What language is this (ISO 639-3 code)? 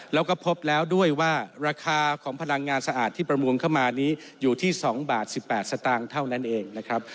tha